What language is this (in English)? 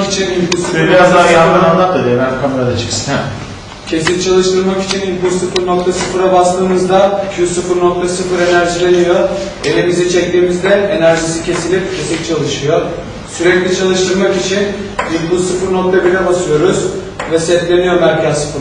Turkish